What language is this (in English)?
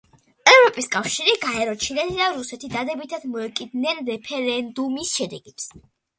Georgian